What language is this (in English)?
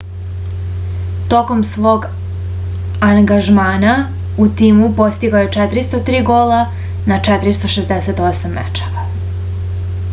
Serbian